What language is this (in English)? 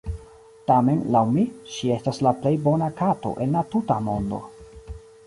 Esperanto